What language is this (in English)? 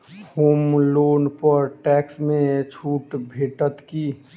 Maithili